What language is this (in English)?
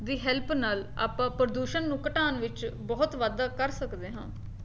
Punjabi